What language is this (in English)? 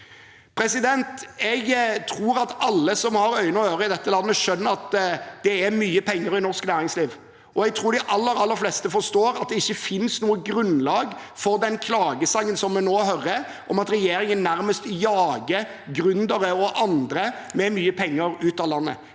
Norwegian